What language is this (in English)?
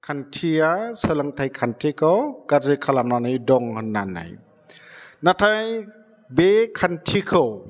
Bodo